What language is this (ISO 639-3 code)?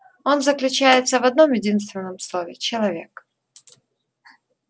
rus